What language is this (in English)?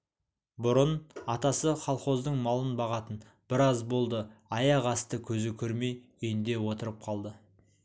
Kazakh